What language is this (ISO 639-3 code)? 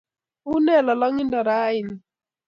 kln